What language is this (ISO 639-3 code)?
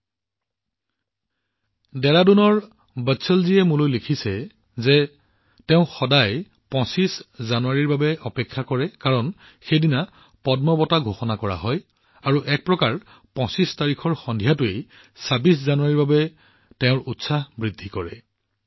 asm